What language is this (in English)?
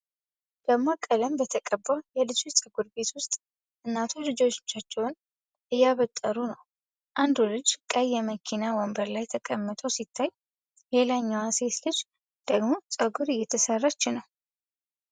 Amharic